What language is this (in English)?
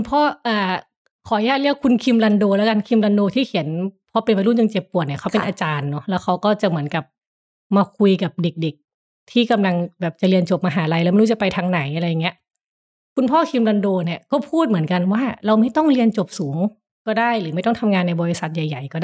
Thai